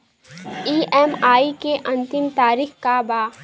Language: Bhojpuri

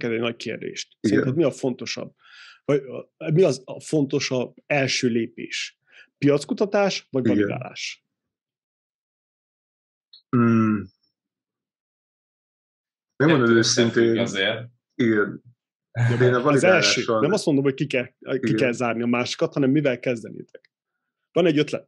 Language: Hungarian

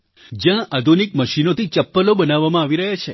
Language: Gujarati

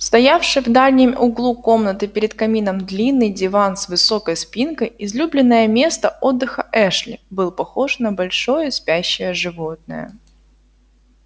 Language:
Russian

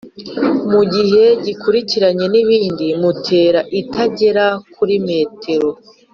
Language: Kinyarwanda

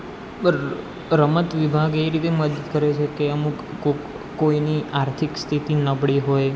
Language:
Gujarati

